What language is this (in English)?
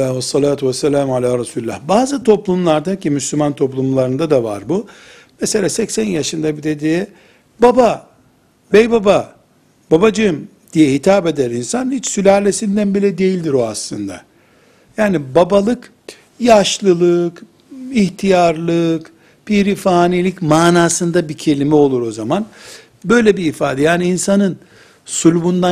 Turkish